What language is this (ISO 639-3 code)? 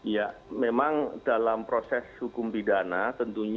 ind